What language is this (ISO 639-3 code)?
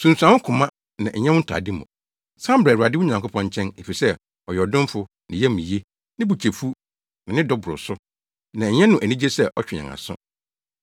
aka